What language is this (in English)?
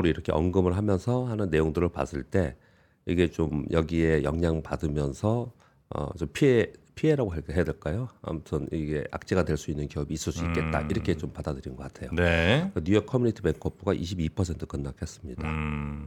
Korean